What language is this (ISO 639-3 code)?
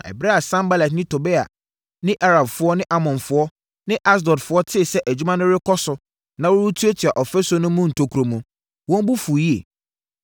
aka